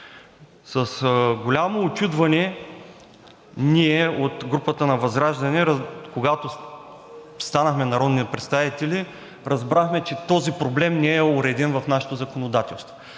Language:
Bulgarian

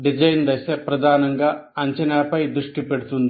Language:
Telugu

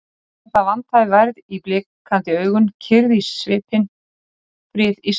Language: Icelandic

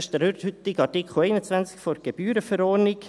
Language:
Swiss German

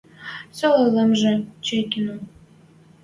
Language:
Western Mari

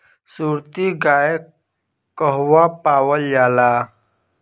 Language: Bhojpuri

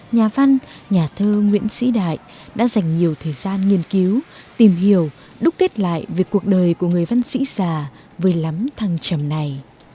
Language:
Vietnamese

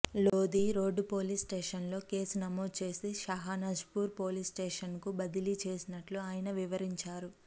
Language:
Telugu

